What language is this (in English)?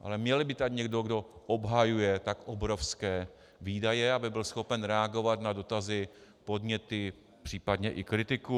Czech